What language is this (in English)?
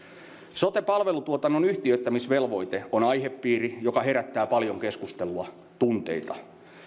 Finnish